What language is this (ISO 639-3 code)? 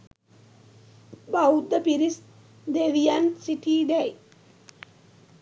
sin